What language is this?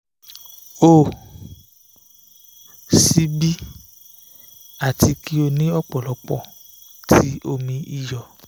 Yoruba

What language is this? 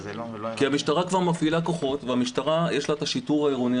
Hebrew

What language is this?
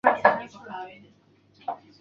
Chinese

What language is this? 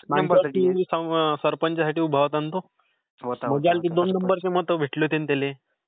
Marathi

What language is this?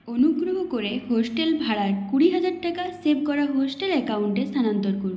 Bangla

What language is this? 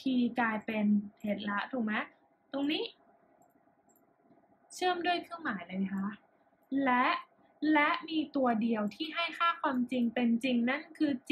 Thai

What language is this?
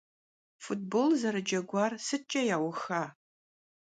Kabardian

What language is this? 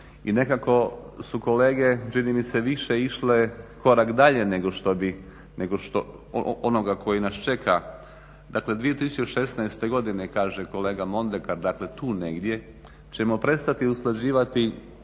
Croatian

